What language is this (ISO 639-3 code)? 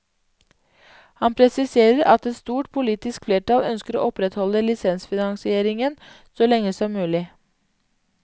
nor